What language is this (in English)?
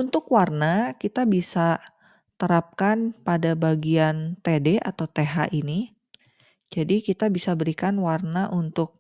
Indonesian